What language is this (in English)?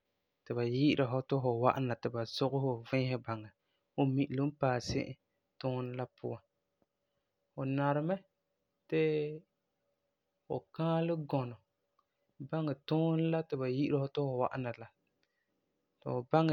Frafra